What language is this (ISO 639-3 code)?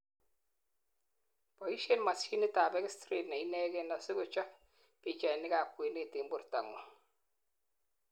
kln